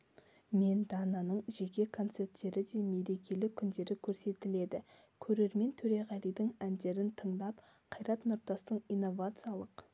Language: Kazakh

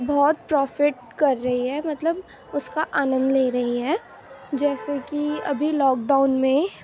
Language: Urdu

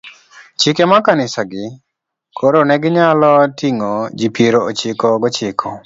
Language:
Luo (Kenya and Tanzania)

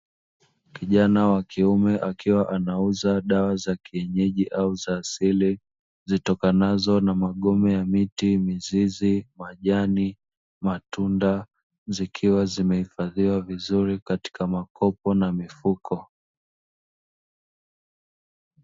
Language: Swahili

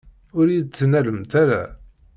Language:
Kabyle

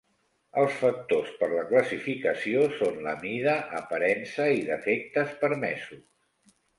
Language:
Catalan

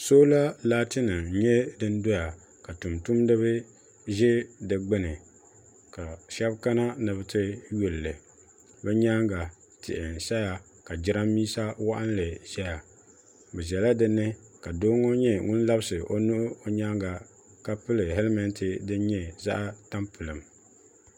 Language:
Dagbani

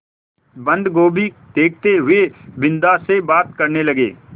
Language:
Hindi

